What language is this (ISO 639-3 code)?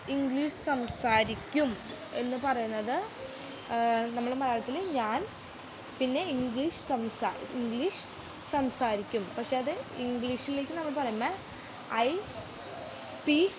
mal